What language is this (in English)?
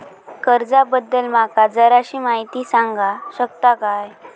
Marathi